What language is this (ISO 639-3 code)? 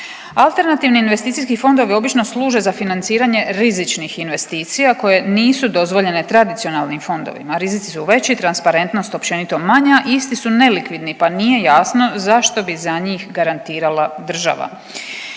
hrv